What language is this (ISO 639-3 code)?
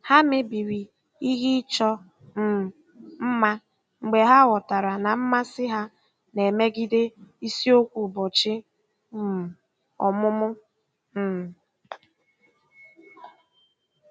ibo